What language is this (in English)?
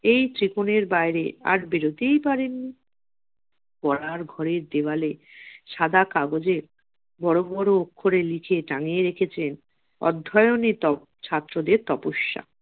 Bangla